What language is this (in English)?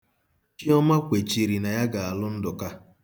Igbo